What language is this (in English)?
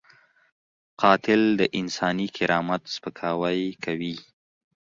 Pashto